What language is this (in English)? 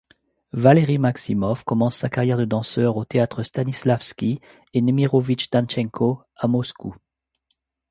French